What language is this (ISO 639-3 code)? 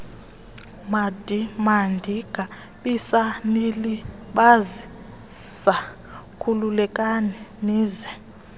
xho